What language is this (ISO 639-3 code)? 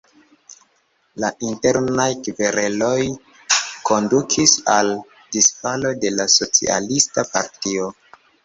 epo